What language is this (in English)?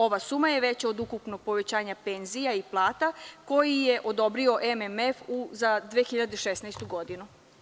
Serbian